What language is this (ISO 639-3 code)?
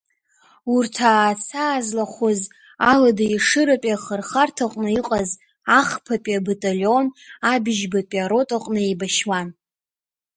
abk